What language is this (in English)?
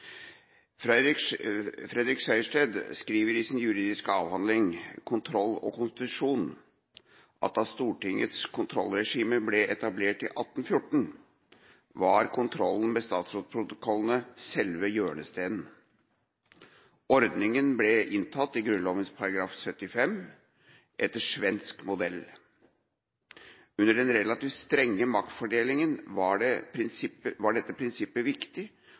Norwegian Bokmål